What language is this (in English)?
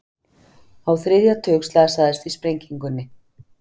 Icelandic